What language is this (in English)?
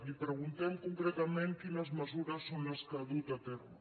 Catalan